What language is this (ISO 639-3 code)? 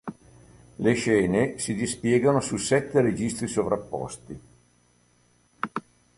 ita